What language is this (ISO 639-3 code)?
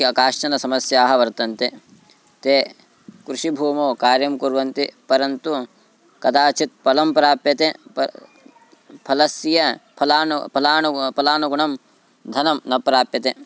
san